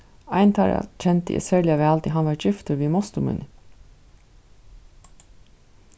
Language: Faroese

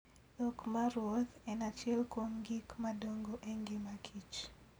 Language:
Luo (Kenya and Tanzania)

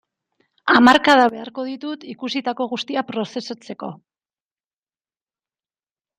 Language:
Basque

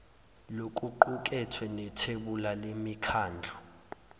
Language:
Zulu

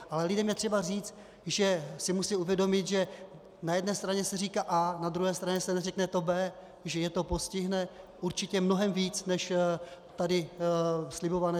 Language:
Czech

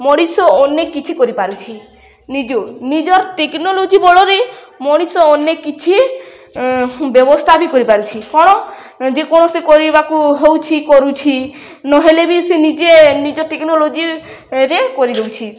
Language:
Odia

